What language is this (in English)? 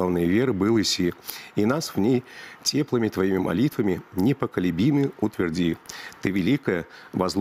Russian